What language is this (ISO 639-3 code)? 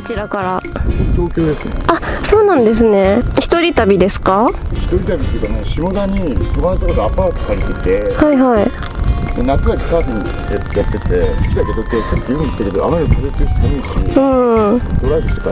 jpn